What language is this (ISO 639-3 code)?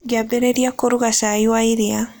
kik